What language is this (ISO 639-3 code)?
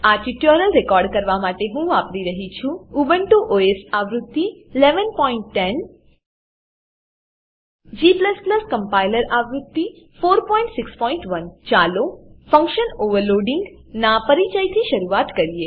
guj